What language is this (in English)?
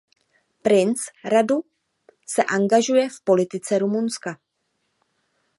Czech